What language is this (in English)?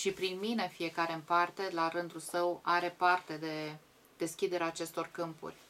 Romanian